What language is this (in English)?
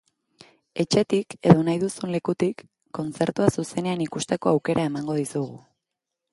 Basque